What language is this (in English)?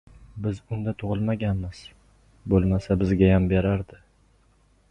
Uzbek